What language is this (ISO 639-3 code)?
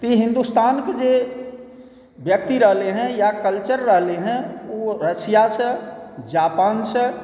mai